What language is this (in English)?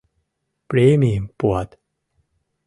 Mari